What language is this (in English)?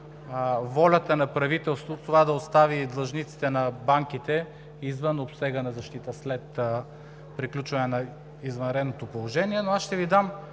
Bulgarian